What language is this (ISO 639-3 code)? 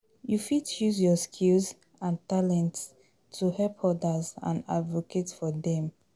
pcm